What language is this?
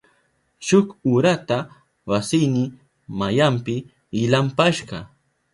Southern Pastaza Quechua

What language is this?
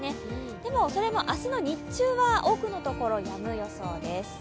Japanese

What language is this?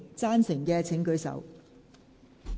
Cantonese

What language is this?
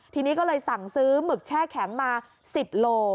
Thai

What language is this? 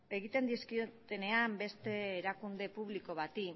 Basque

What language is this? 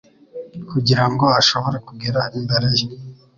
Kinyarwanda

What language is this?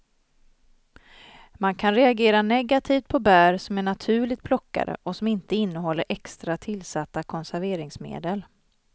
Swedish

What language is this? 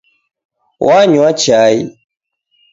Taita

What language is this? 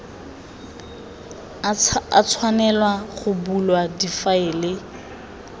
Tswana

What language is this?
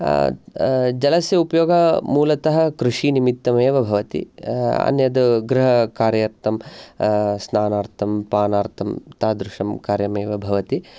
Sanskrit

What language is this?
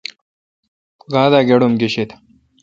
Kalkoti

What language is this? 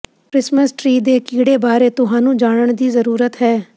Punjabi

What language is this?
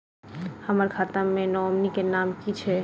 Maithili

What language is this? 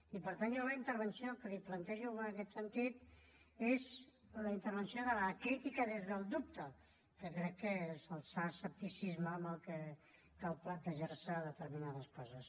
Catalan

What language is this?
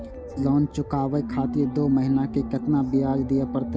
Maithili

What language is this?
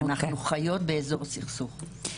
Hebrew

